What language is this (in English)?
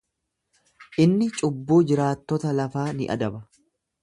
Oromo